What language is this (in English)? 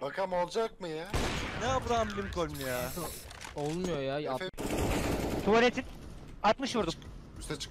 Turkish